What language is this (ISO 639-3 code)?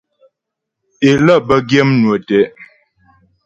bbj